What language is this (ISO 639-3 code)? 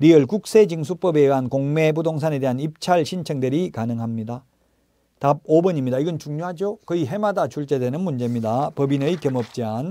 kor